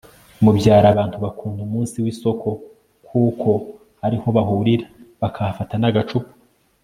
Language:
Kinyarwanda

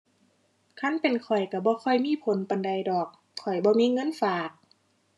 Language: Thai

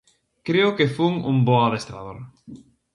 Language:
Galician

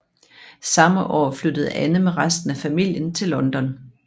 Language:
Danish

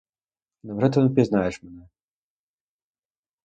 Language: Ukrainian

